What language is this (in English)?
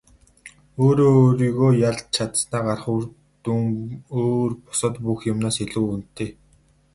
Mongolian